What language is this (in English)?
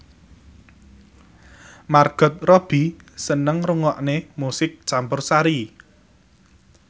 Javanese